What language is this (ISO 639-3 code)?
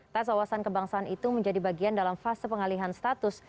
ind